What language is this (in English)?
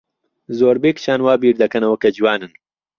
Central Kurdish